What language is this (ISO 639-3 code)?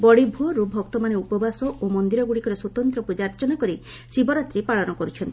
ori